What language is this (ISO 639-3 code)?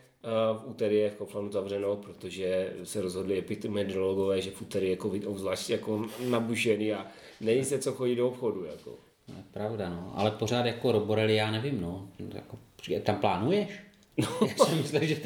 ces